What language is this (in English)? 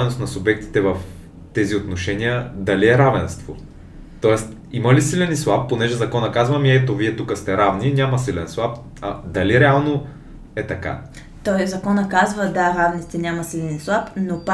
Bulgarian